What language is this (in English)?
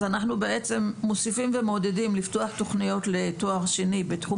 Hebrew